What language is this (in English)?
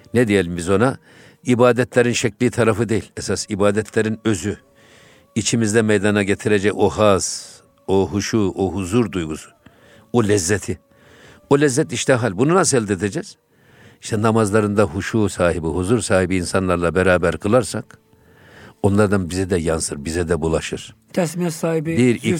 Turkish